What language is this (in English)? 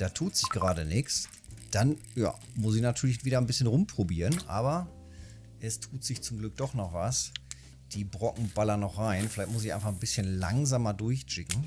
German